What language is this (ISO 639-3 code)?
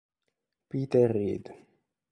ita